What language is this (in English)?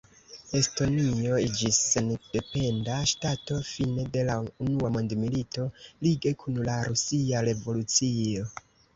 Esperanto